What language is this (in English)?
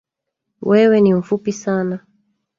Swahili